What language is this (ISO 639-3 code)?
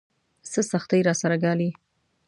pus